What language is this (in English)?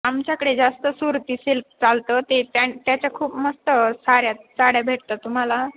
Marathi